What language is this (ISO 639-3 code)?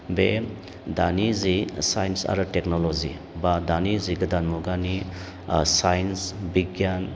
brx